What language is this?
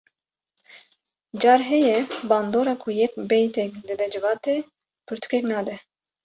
Kurdish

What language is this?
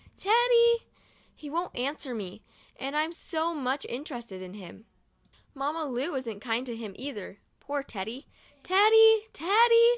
English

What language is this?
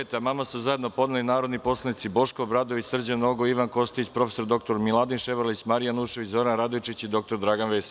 Serbian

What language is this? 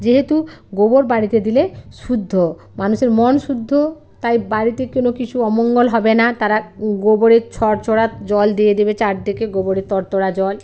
Bangla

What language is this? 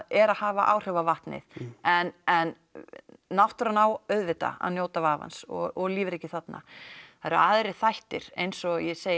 Icelandic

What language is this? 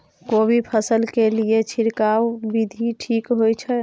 Maithili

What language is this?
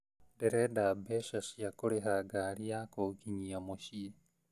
Kikuyu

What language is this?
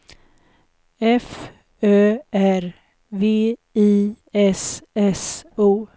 Swedish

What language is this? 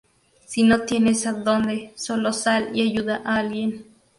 Spanish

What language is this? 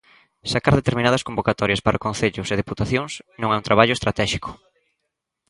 Galician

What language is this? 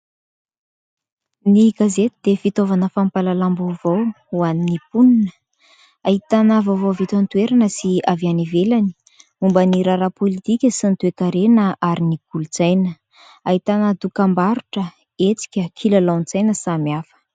Malagasy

